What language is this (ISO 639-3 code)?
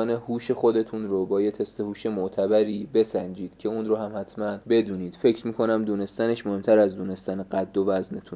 fas